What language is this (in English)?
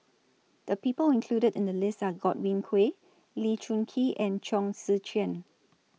English